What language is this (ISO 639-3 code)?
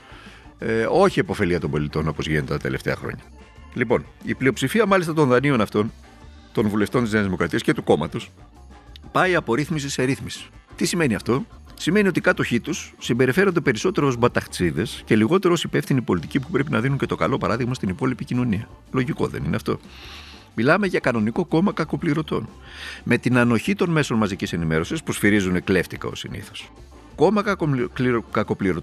ell